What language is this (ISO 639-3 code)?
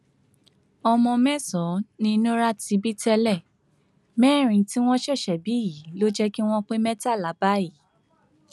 yor